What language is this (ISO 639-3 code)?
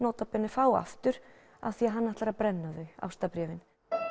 isl